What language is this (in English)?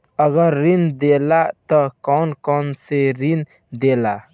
Bhojpuri